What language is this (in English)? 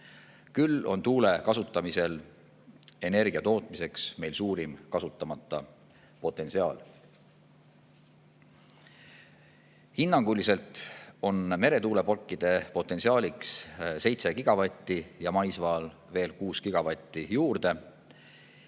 Estonian